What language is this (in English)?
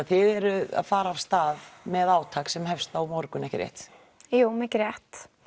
Icelandic